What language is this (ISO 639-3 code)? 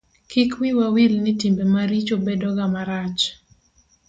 luo